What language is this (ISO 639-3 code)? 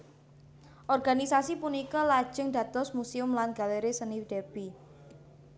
jav